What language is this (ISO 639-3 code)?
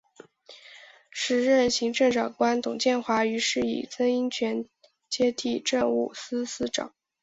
zho